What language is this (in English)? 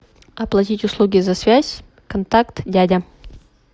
Russian